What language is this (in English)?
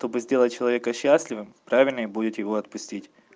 Russian